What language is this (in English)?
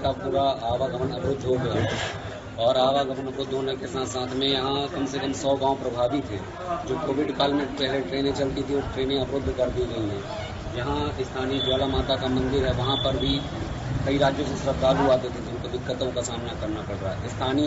Hindi